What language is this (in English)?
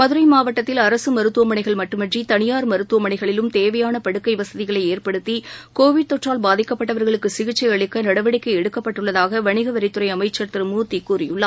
Tamil